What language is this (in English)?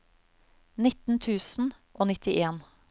Norwegian